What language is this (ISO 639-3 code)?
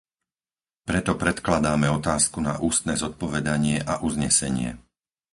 slk